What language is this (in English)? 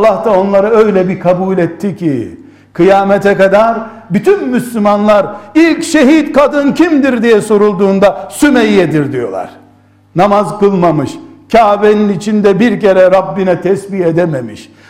Turkish